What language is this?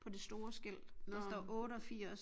Danish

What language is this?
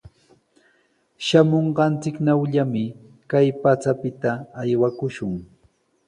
Sihuas Ancash Quechua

